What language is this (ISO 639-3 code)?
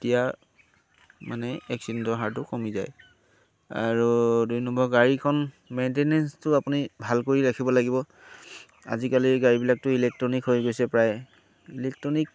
asm